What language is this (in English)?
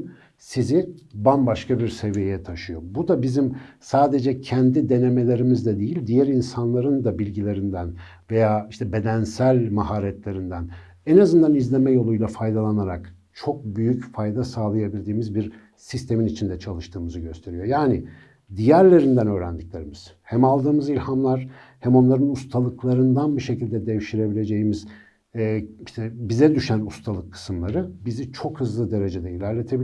Turkish